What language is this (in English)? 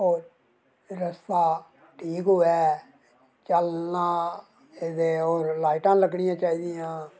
Dogri